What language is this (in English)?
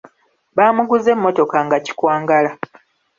Ganda